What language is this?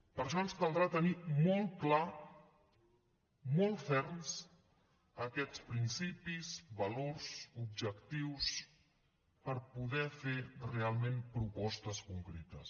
Catalan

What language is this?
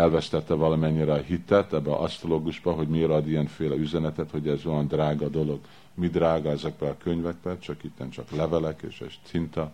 Hungarian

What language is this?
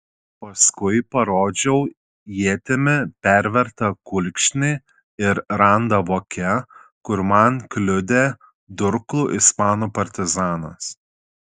Lithuanian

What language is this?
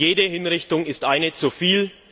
German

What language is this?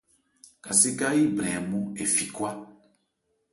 Ebrié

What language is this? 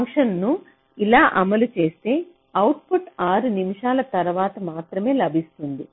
Telugu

